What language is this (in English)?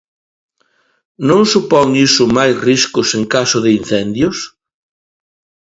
Galician